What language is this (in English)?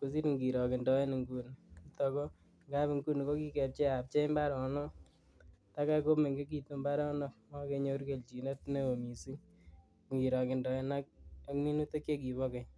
Kalenjin